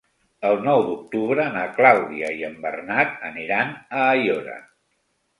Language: Catalan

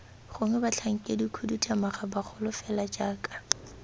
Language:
Tswana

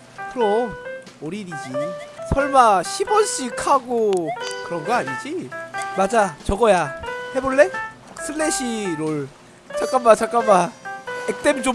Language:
Korean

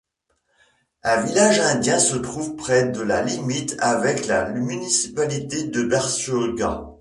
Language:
French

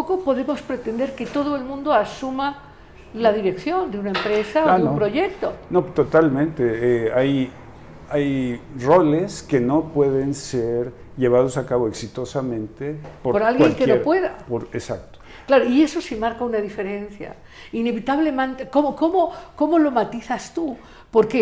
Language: Spanish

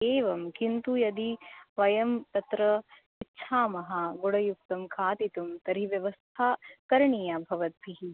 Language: Sanskrit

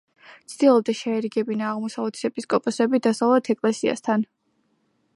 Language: Georgian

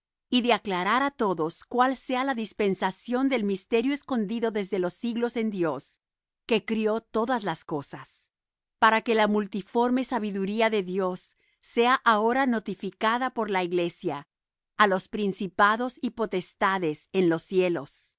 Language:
Spanish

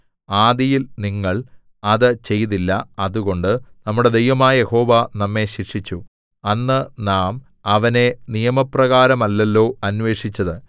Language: Malayalam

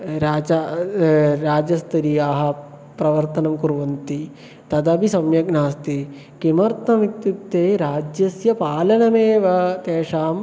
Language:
Sanskrit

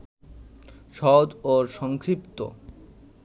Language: Bangla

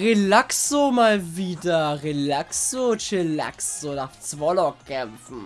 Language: German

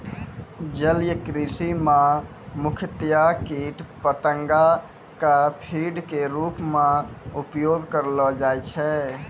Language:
Maithili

